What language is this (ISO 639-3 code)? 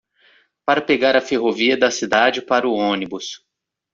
por